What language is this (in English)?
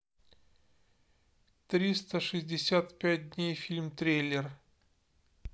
Russian